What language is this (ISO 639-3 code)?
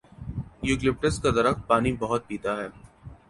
urd